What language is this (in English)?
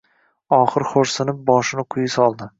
Uzbek